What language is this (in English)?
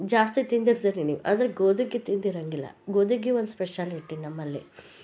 Kannada